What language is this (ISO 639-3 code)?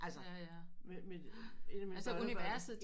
dan